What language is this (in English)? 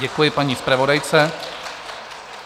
Czech